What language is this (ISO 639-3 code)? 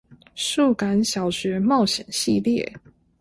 zho